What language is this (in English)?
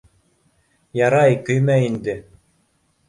Bashkir